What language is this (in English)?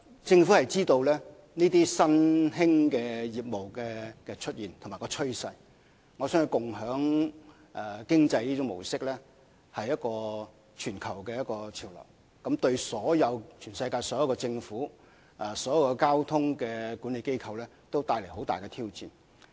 Cantonese